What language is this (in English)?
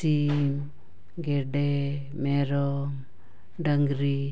Santali